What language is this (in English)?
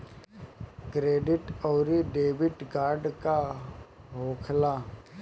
Bhojpuri